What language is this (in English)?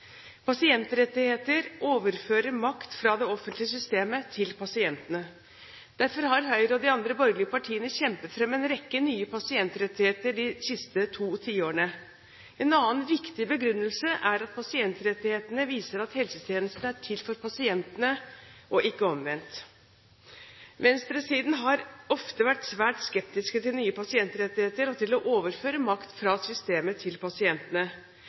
Norwegian Bokmål